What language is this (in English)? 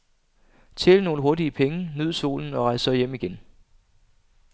Danish